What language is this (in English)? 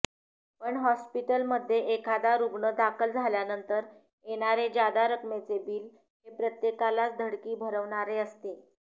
Marathi